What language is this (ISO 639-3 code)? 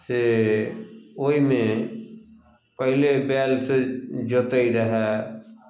mai